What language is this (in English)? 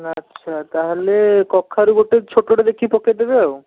Odia